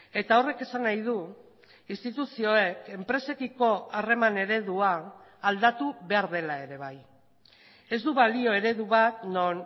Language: Basque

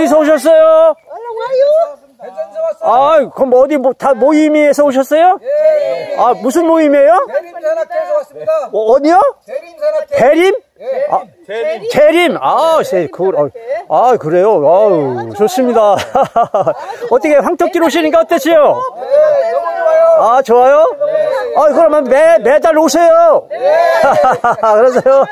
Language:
Korean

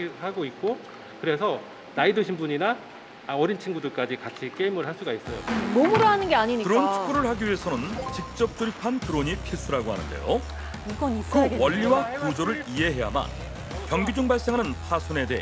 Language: Korean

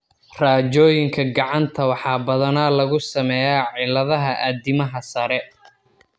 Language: Somali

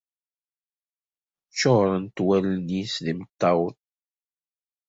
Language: Kabyle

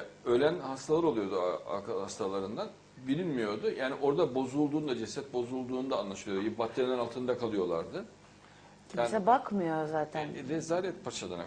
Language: Turkish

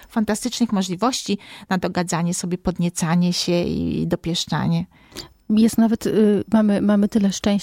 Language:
Polish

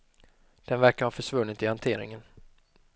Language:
Swedish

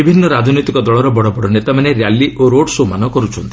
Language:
Odia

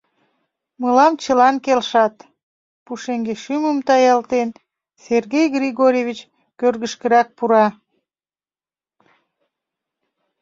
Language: Mari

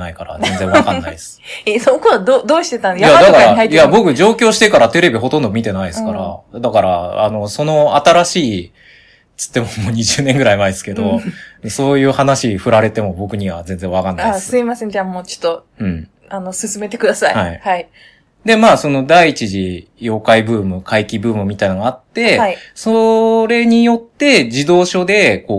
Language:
Japanese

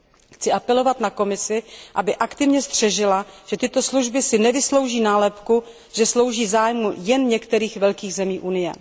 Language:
Czech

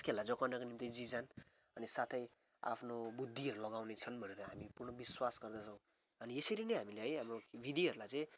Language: Nepali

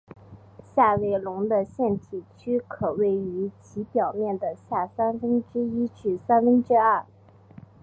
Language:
Chinese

